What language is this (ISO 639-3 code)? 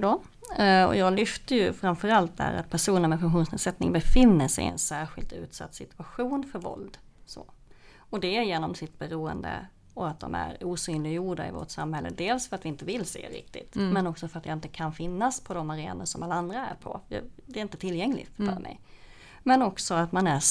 swe